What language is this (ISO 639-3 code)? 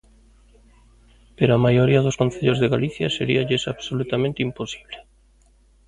glg